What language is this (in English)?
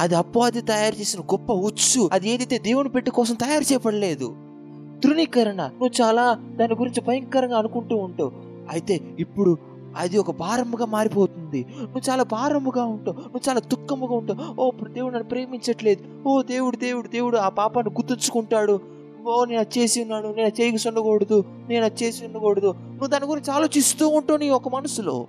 Telugu